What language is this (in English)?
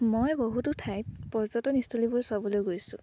Assamese